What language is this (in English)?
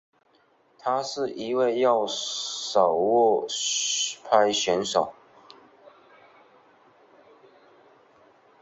Chinese